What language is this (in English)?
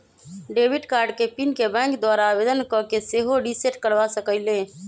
Magahi